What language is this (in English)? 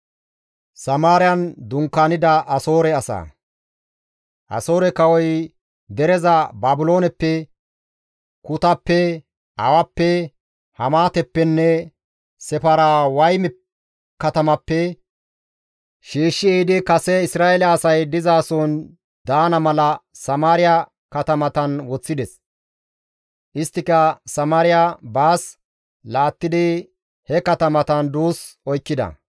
Gamo